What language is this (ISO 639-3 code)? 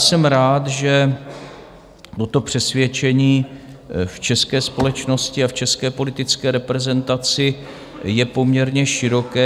ces